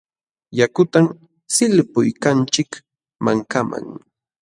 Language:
Jauja Wanca Quechua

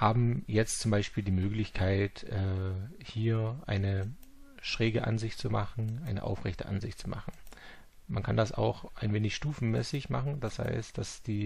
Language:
German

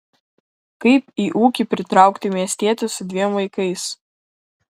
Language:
Lithuanian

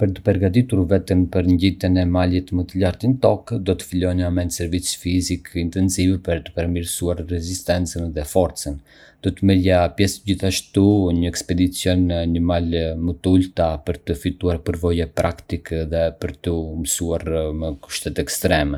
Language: Arbëreshë Albanian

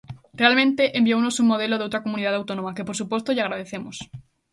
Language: Galician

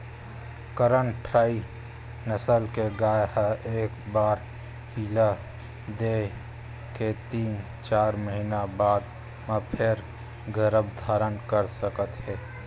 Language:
Chhattisgarhi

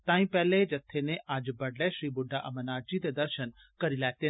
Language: Dogri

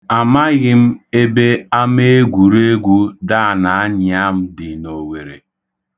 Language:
Igbo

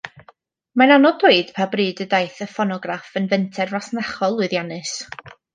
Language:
Welsh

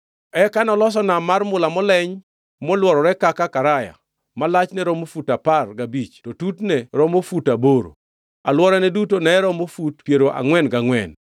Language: Luo (Kenya and Tanzania)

